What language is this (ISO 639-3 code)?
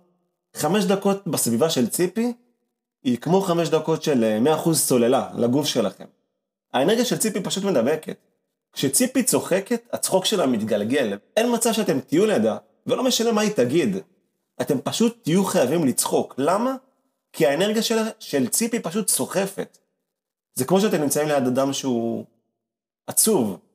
heb